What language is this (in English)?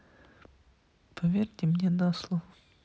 Russian